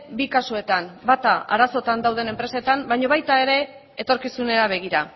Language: Basque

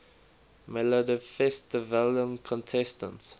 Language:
English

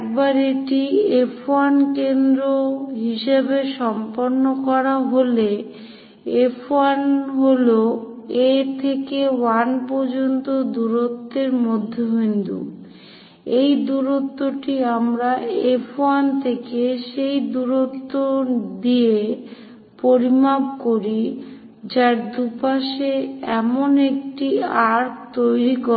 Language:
Bangla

